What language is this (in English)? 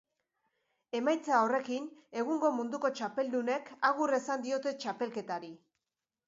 Basque